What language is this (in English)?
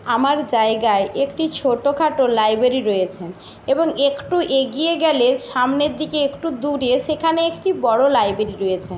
Bangla